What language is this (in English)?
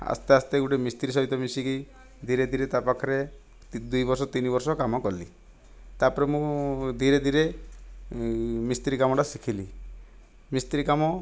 Odia